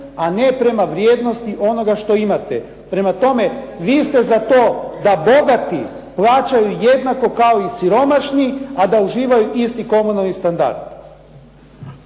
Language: Croatian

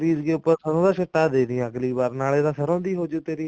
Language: Punjabi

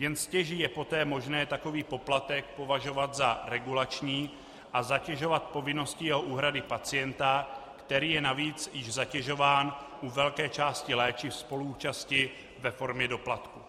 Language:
Czech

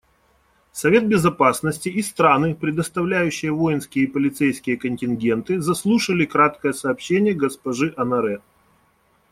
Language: Russian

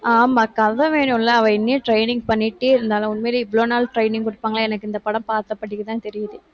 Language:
Tamil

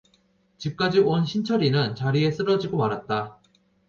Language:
Korean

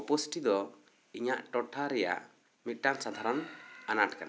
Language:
Santali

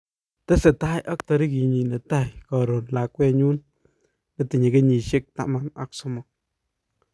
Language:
Kalenjin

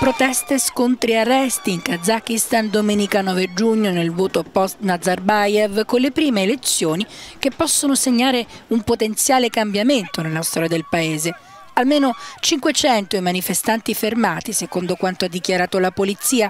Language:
Italian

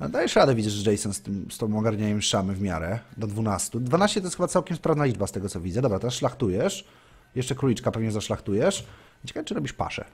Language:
Polish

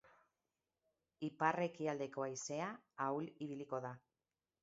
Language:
Basque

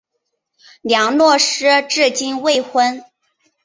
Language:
Chinese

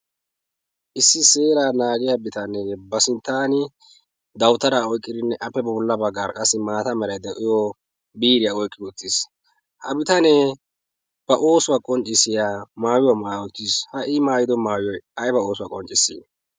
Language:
Wolaytta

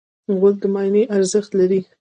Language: Pashto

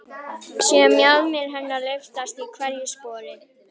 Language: Icelandic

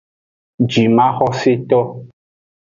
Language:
Aja (Benin)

